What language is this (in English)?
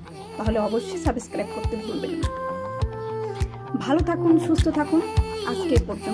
Romanian